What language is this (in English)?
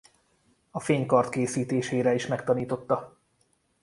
Hungarian